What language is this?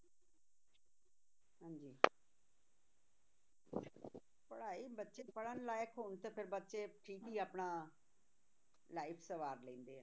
Punjabi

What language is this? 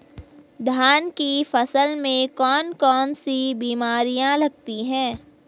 Hindi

